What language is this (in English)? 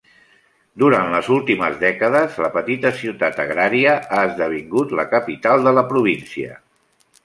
Catalan